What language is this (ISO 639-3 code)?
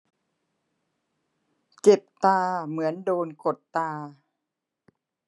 tha